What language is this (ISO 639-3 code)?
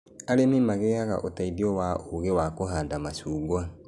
kik